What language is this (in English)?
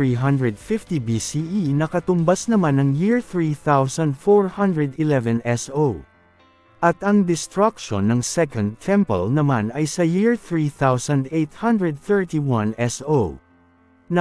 Filipino